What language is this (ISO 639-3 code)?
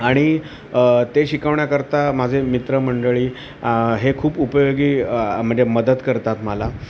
mar